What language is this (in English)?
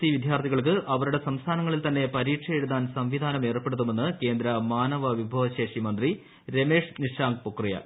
Malayalam